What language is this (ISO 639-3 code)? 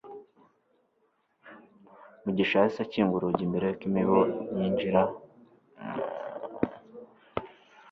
kin